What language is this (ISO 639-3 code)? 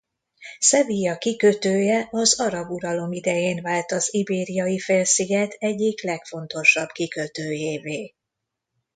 hun